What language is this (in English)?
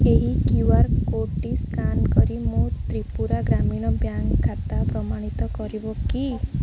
Odia